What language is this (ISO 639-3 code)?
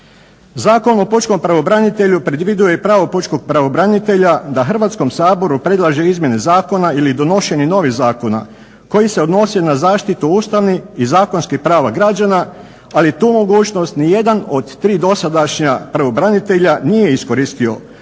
hrv